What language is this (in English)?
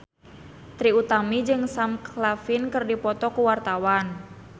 Sundanese